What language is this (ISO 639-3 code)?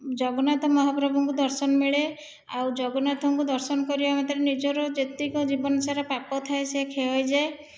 ori